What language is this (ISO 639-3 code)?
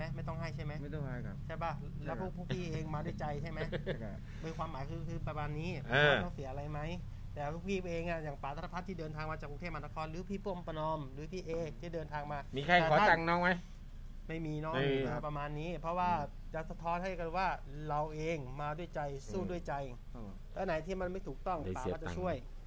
tha